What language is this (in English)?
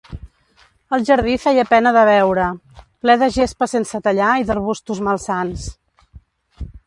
Catalan